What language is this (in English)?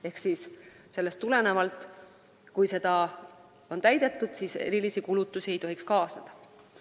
Estonian